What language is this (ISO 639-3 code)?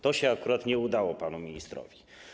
pol